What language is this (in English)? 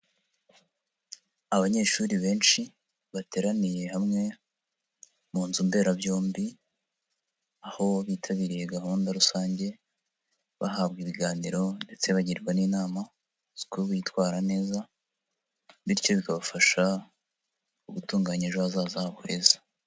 Kinyarwanda